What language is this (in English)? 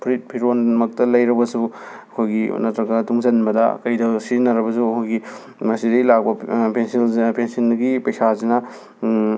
Manipuri